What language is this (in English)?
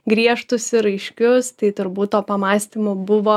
Lithuanian